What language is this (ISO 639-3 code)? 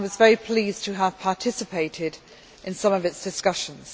eng